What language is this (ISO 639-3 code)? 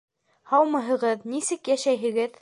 bak